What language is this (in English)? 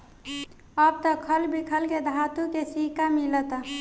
Bhojpuri